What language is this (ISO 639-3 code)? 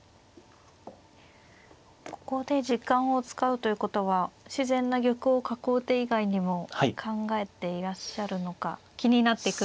jpn